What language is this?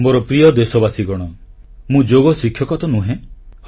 Odia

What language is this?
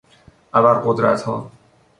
Persian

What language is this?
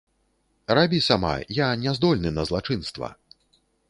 Belarusian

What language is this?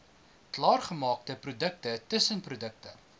Afrikaans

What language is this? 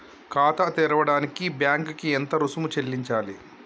Telugu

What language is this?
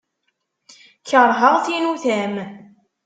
Kabyle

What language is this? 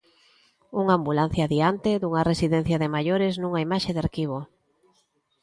Galician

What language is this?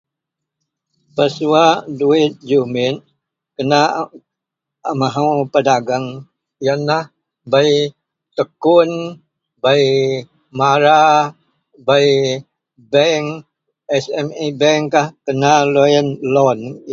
Central Melanau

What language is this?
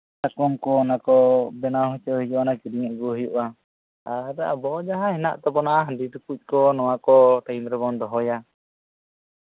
Santali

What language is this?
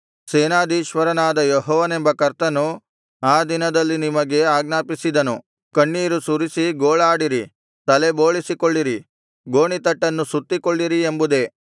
Kannada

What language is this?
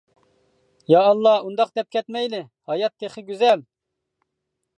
Uyghur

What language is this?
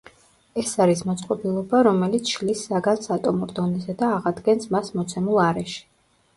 Georgian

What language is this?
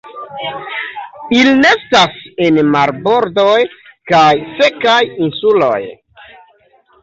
Esperanto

